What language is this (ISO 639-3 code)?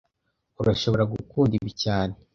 kin